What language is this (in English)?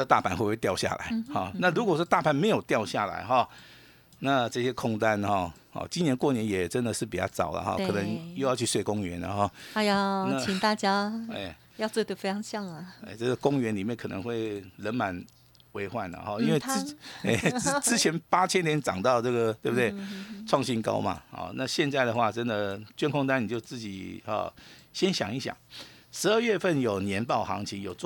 Chinese